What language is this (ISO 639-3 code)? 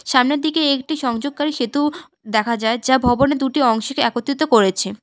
ben